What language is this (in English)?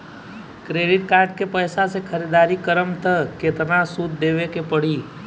Bhojpuri